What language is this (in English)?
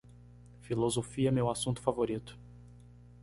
Portuguese